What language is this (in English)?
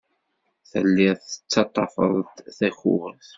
Kabyle